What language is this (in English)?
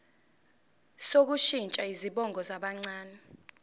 Zulu